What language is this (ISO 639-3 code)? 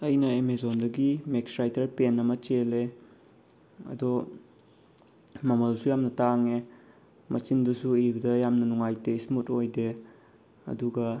mni